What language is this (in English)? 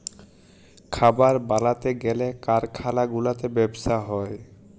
Bangla